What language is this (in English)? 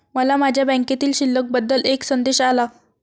Marathi